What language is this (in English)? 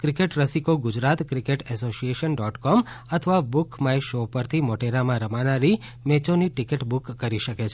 Gujarati